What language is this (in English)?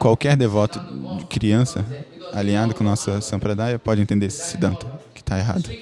Portuguese